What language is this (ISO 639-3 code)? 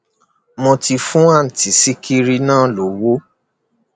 yor